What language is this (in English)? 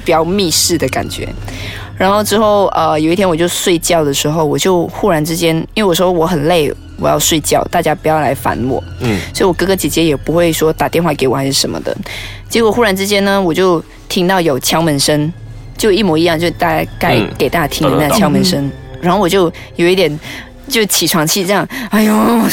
Chinese